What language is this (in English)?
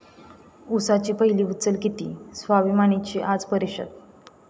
Marathi